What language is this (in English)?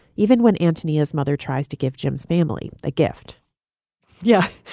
English